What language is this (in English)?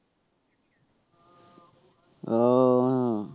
Bangla